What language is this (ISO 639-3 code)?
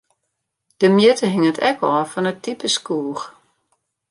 fry